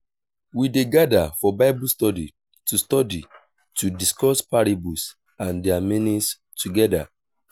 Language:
Nigerian Pidgin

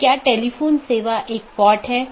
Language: Hindi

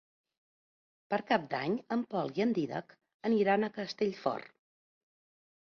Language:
Catalan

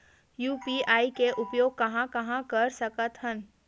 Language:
Chhattisgarhi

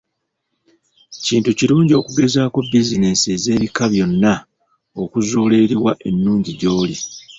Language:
Ganda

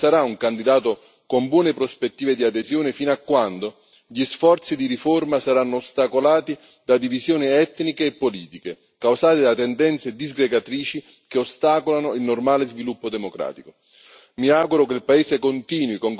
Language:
Italian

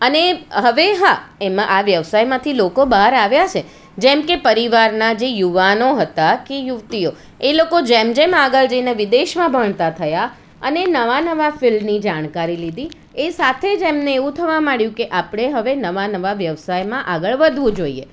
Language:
Gujarati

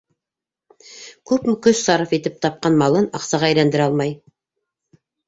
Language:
Bashkir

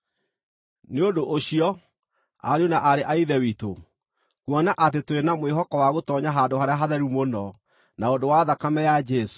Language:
Kikuyu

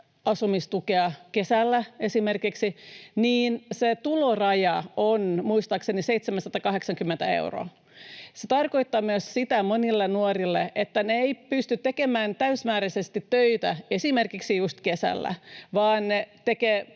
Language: Finnish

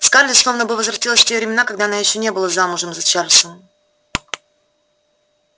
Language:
Russian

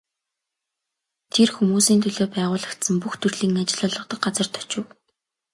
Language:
Mongolian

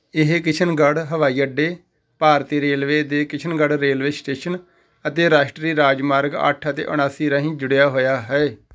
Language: Punjabi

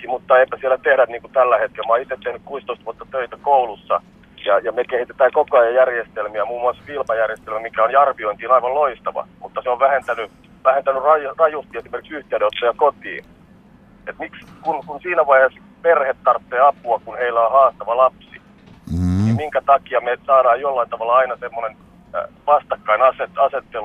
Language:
Finnish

